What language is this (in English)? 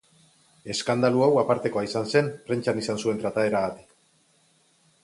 Basque